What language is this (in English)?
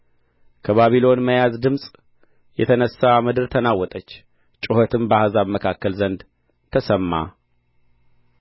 Amharic